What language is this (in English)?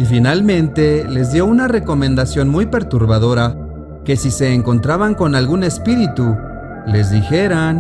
Spanish